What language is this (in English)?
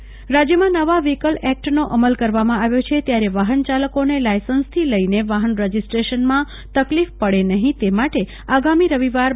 Gujarati